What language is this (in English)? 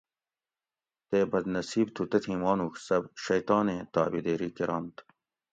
Gawri